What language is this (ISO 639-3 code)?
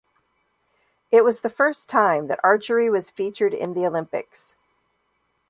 eng